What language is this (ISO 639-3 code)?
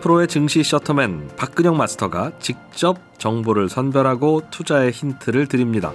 kor